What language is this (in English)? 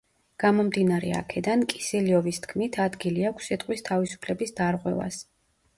Georgian